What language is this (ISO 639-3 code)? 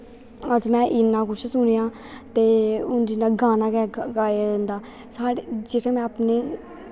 doi